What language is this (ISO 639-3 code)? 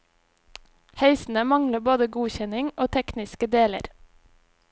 nor